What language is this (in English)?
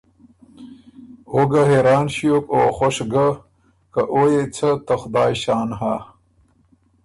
Ormuri